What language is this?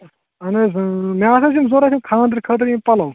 Kashmiri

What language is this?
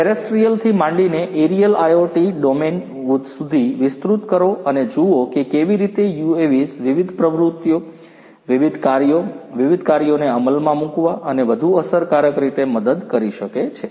Gujarati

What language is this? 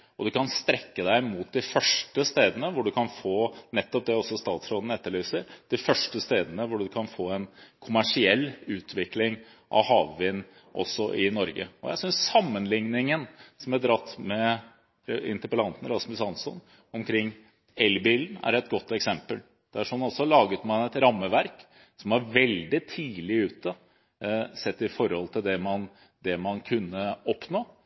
Norwegian Bokmål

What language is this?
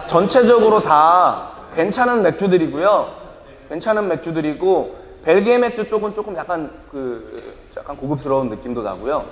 Korean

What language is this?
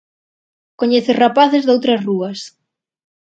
Galician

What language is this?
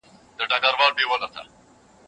Pashto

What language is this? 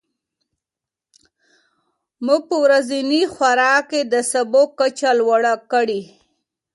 Pashto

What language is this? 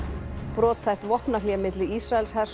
Icelandic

